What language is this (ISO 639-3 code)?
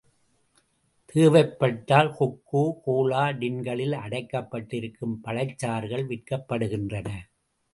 tam